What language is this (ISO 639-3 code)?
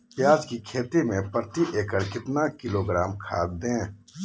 mag